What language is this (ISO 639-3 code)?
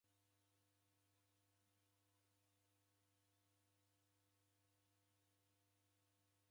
dav